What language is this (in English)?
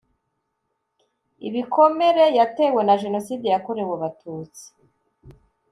Kinyarwanda